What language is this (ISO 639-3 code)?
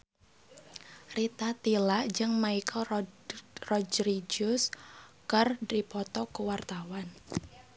sun